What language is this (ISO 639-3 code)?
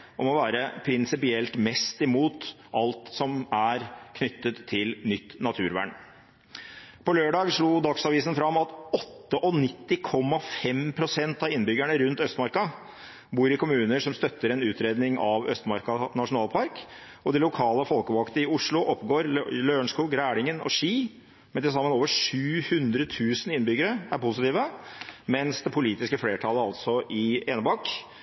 nob